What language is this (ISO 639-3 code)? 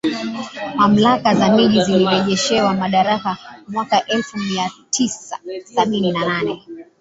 swa